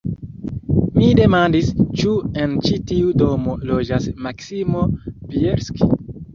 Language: Esperanto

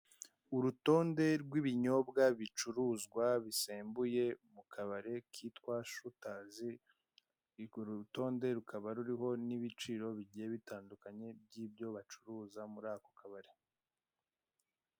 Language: Kinyarwanda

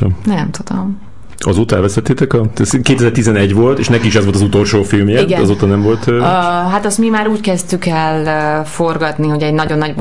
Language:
Hungarian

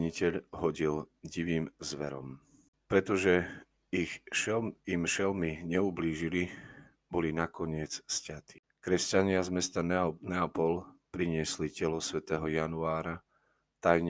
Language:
Slovak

